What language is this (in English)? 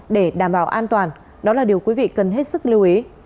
Vietnamese